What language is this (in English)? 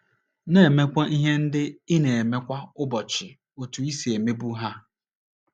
Igbo